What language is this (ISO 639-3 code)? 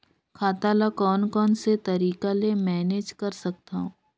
hne